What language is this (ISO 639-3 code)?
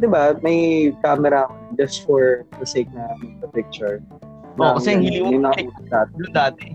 fil